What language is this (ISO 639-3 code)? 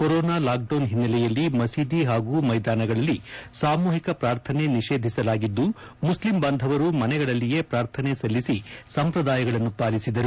kan